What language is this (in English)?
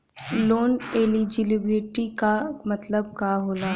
Bhojpuri